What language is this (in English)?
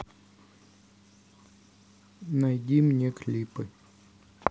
Russian